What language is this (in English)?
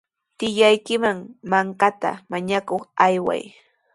Sihuas Ancash Quechua